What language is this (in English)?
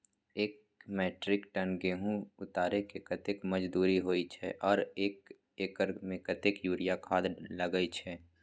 Maithili